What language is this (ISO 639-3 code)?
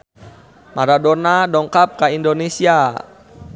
sun